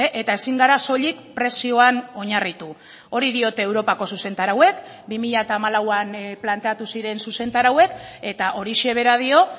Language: Basque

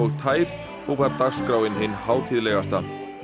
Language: Icelandic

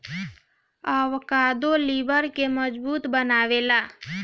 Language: Bhojpuri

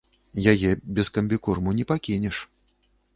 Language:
Belarusian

